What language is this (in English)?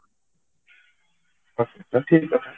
Odia